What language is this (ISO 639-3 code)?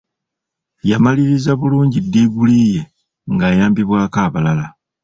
lug